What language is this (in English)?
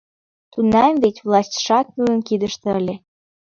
Mari